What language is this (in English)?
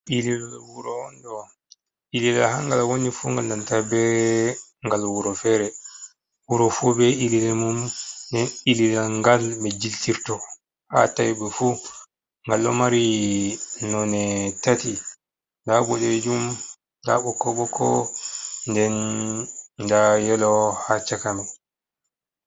Fula